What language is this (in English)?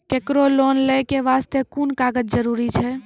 Maithili